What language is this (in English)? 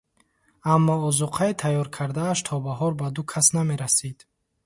Tajik